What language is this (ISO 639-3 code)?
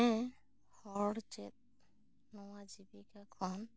sat